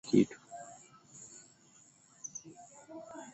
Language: Swahili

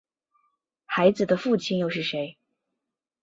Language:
Chinese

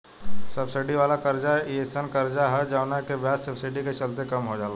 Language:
Bhojpuri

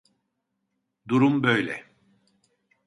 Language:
Turkish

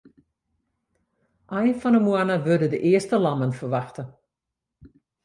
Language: Western Frisian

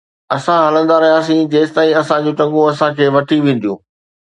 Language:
Sindhi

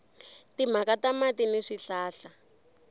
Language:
Tsonga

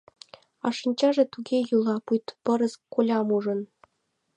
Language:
Mari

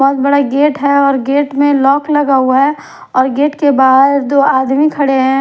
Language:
Hindi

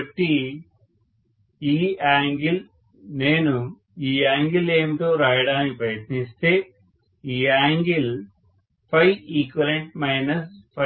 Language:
Telugu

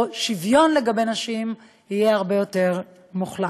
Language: Hebrew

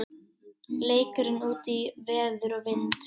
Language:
Icelandic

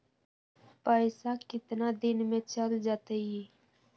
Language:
Magahi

